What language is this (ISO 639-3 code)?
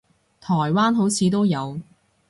yue